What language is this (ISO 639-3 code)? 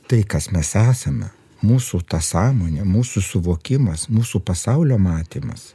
lit